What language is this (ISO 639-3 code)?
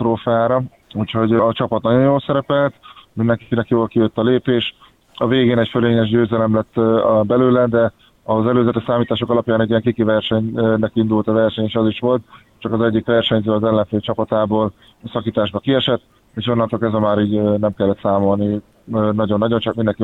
hun